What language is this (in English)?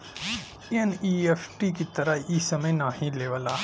Bhojpuri